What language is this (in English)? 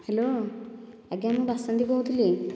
Odia